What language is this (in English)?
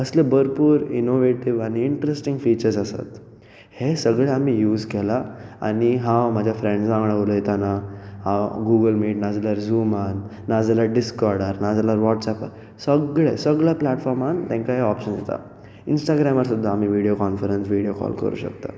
Konkani